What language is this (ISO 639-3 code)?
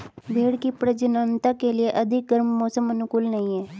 hin